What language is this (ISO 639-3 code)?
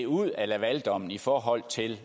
dan